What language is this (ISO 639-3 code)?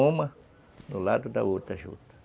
por